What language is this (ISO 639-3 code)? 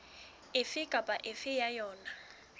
sot